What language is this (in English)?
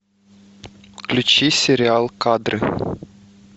Russian